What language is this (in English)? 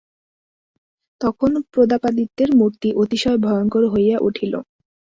Bangla